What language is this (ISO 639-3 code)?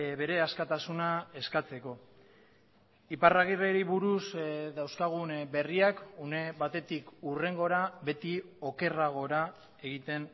eus